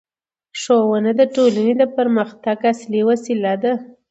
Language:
Pashto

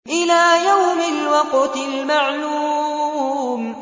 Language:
Arabic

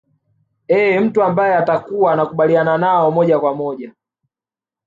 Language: Swahili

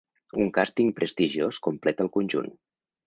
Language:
Catalan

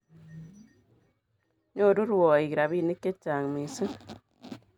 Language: Kalenjin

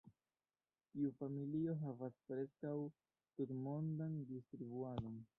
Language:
Esperanto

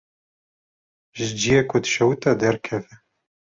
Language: Kurdish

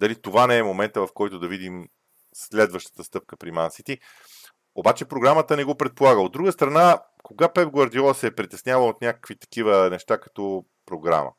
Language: Bulgarian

